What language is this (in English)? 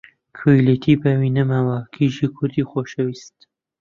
Central Kurdish